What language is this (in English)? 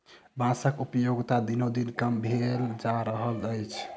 Maithili